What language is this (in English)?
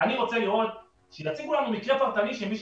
Hebrew